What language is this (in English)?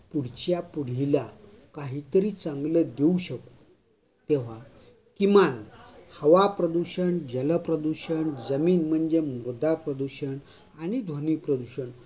Marathi